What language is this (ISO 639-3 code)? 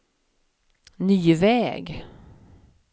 swe